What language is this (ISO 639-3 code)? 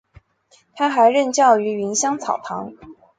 zho